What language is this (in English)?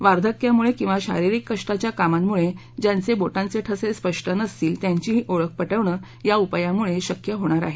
Marathi